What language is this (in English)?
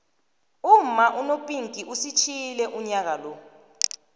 South Ndebele